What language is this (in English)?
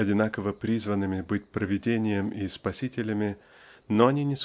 Russian